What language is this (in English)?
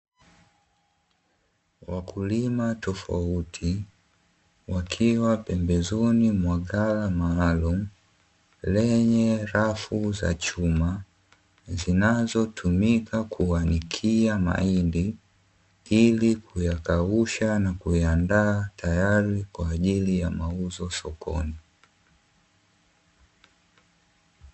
Swahili